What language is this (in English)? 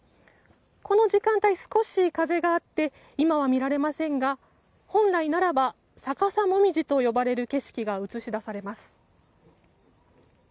Japanese